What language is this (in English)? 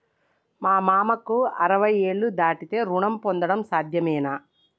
Telugu